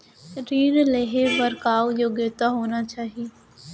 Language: Chhattisgarhi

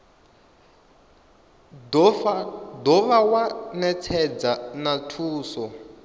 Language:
Venda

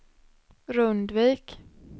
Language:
Swedish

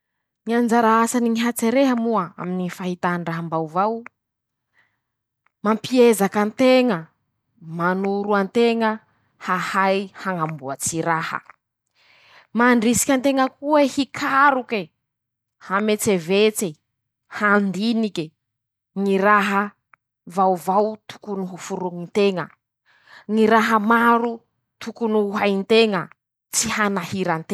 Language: Masikoro Malagasy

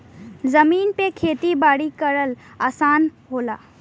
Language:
Bhojpuri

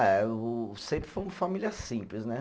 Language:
Portuguese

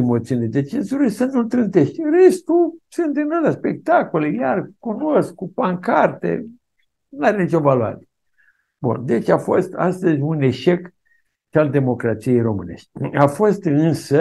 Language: Romanian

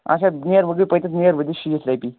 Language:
Kashmiri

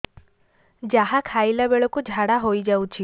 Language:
Odia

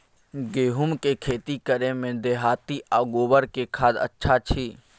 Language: Maithili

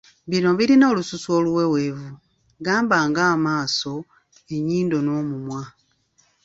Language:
Ganda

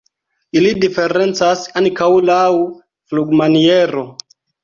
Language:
Esperanto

